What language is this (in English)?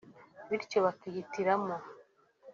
Kinyarwanda